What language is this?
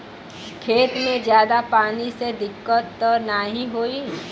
Bhojpuri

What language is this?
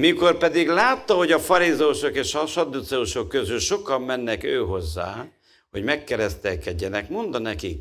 Hungarian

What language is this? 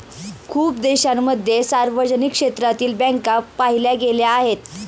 Marathi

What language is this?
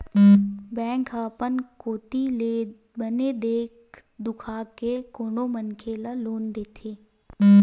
Chhattisgarhi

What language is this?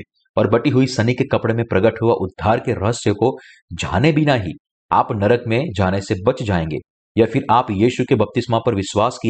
Hindi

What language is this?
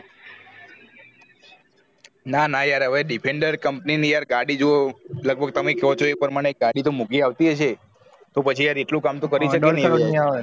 Gujarati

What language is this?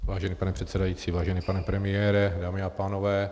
Czech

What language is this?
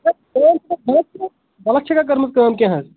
Kashmiri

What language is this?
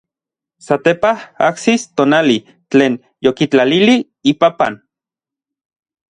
Orizaba Nahuatl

